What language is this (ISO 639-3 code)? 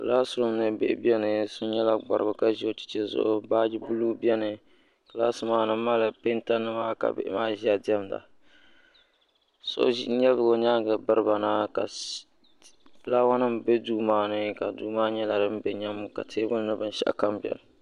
dag